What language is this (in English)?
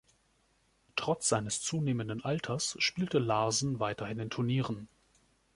German